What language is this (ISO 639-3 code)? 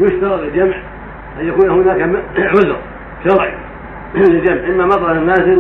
ara